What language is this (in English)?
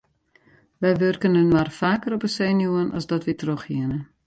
Western Frisian